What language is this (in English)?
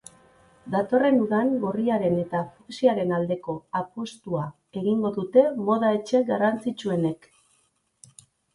Basque